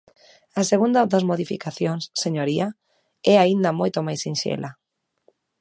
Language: Galician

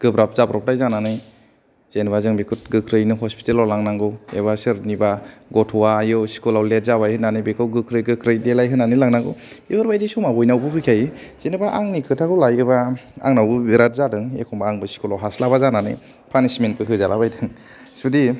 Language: Bodo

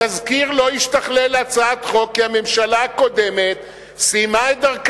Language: Hebrew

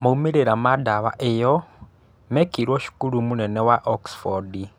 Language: Kikuyu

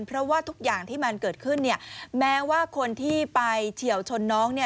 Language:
Thai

